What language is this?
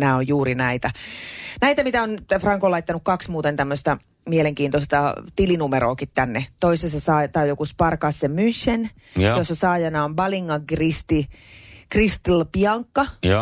Finnish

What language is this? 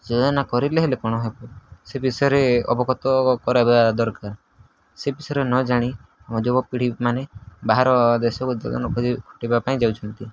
Odia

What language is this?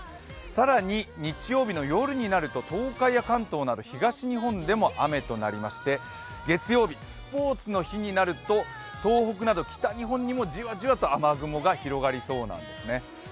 Japanese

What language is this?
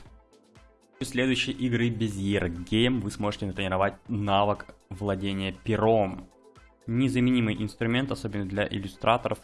Russian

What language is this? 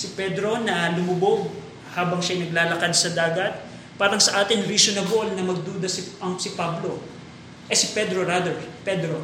Filipino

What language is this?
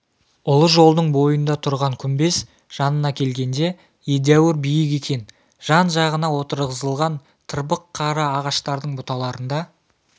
Kazakh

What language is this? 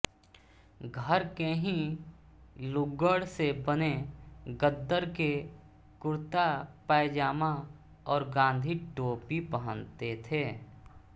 Hindi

